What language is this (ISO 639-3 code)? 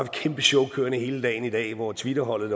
dan